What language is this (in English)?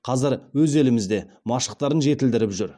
Kazakh